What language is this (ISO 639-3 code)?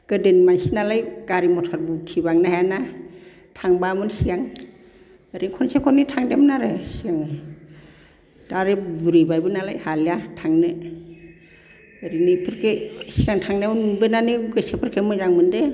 brx